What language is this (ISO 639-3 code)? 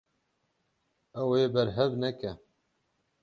kur